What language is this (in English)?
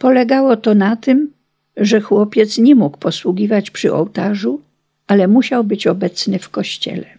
Polish